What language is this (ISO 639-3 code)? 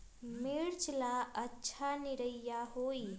mag